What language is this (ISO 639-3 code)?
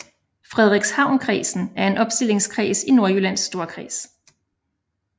dan